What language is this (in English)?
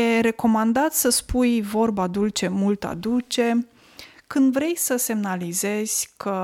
Romanian